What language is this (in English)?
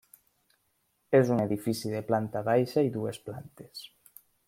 Catalan